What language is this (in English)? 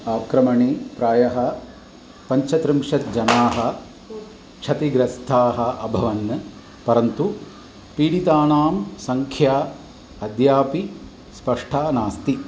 Sanskrit